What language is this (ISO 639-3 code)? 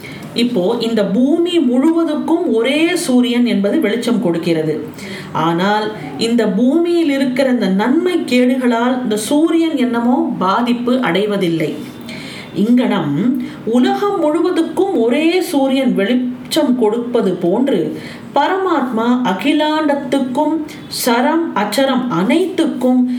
tam